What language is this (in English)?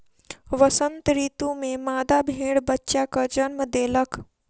Maithili